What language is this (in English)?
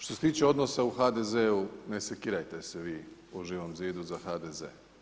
Croatian